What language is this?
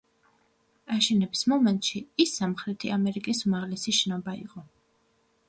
Georgian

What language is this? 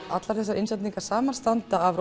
Icelandic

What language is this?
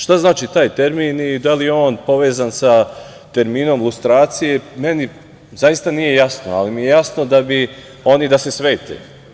Serbian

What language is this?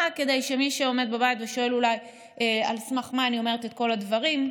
Hebrew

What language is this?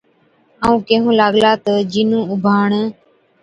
Od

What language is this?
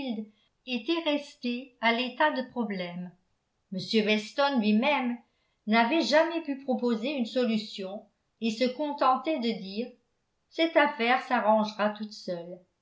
French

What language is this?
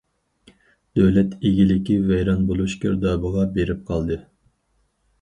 Uyghur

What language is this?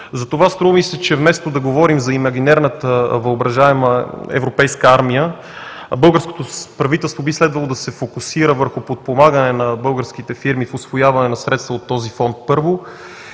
Bulgarian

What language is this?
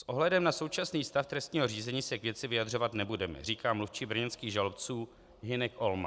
Czech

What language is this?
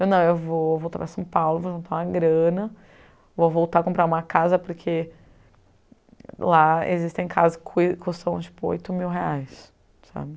Portuguese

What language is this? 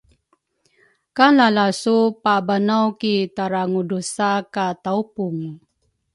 Rukai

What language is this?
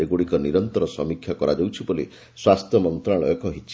Odia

